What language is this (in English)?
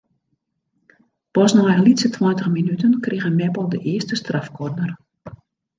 Western Frisian